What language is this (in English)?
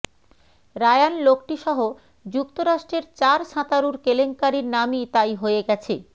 Bangla